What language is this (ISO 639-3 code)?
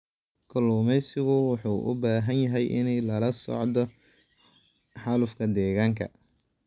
som